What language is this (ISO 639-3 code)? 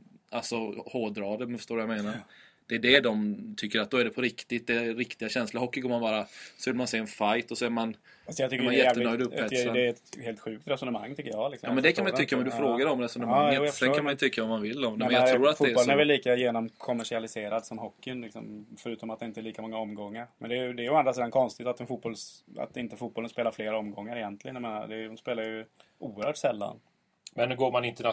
swe